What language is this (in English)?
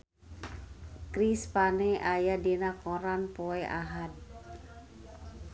Sundanese